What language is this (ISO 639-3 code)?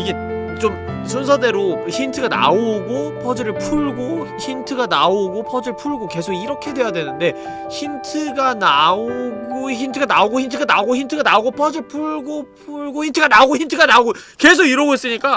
kor